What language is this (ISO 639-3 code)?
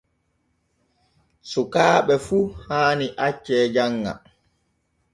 fue